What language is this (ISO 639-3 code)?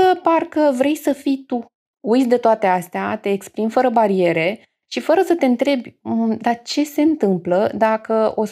ron